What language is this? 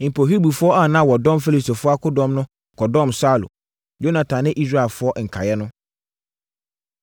Akan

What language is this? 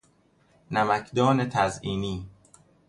Persian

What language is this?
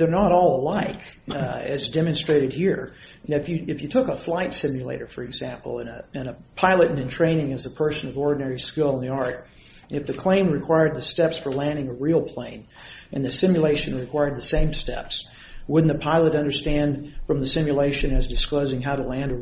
English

